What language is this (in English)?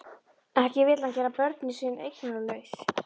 Icelandic